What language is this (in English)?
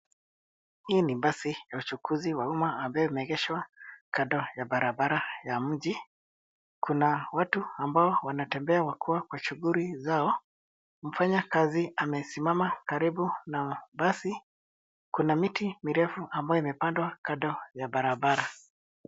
Swahili